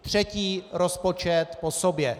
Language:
Czech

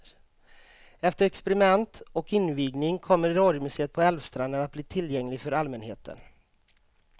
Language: Swedish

